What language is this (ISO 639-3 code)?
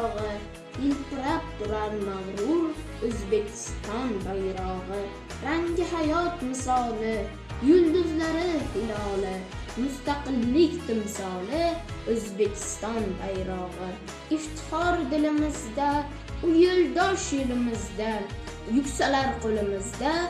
tur